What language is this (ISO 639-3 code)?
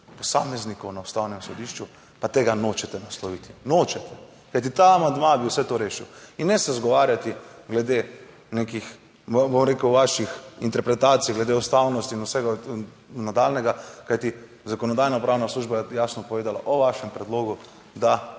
slv